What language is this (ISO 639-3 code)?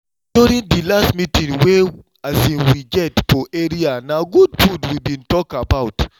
pcm